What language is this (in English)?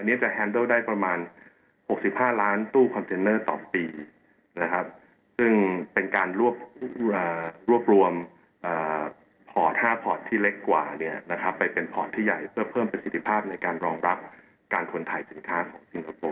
Thai